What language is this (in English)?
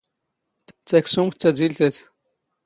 Standard Moroccan Tamazight